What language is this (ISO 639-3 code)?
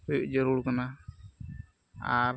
sat